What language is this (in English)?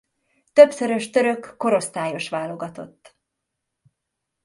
Hungarian